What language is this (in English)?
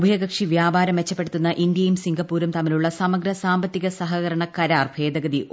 Malayalam